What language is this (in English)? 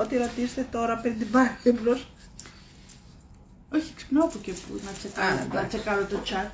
Greek